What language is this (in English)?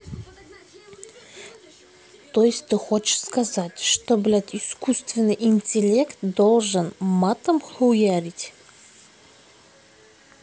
Russian